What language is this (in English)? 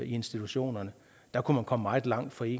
Danish